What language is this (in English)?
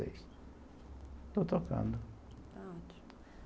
Portuguese